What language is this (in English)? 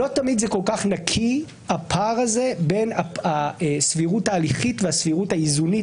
Hebrew